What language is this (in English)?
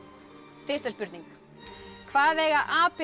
Icelandic